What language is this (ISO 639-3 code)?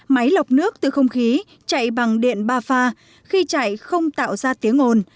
vie